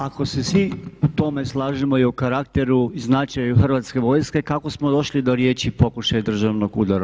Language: Croatian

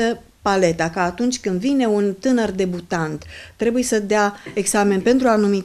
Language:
Romanian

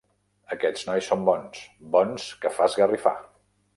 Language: Catalan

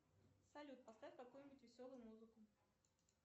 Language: Russian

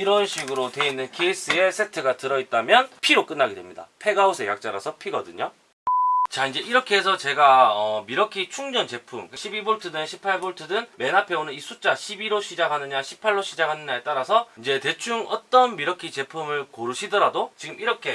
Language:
Korean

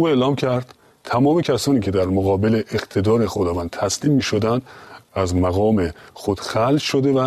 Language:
Persian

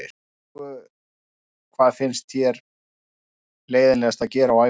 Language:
Icelandic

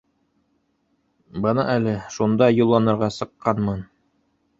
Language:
Bashkir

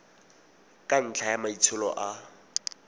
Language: Tswana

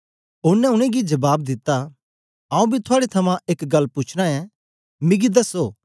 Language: Dogri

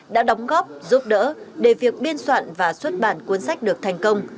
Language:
Vietnamese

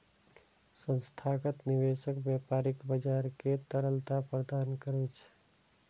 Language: Maithili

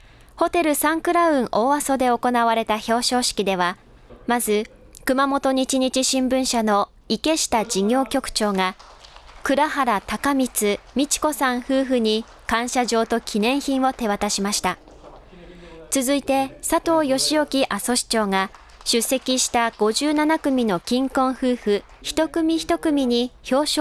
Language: Japanese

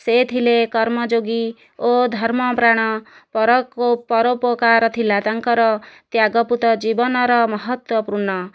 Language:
Odia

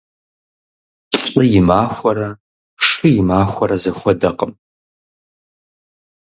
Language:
Kabardian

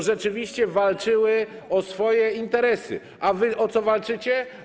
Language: Polish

